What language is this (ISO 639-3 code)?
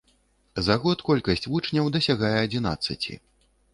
bel